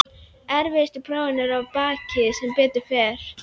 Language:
Icelandic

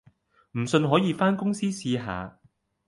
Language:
Cantonese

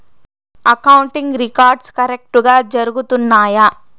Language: Telugu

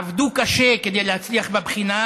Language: Hebrew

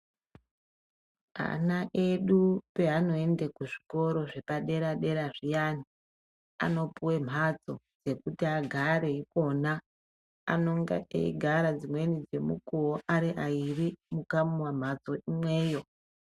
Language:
Ndau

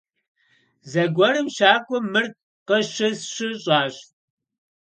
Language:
Kabardian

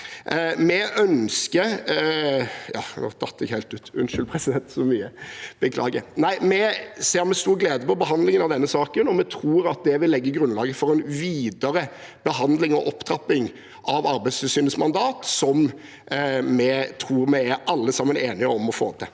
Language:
Norwegian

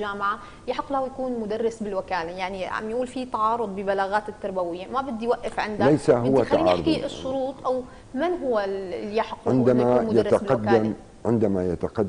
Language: Arabic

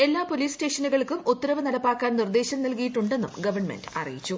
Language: Malayalam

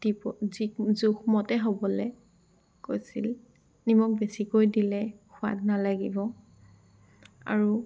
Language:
Assamese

